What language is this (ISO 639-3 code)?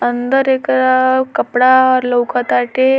bho